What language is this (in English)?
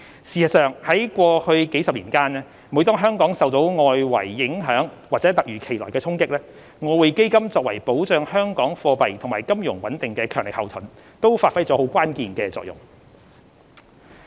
Cantonese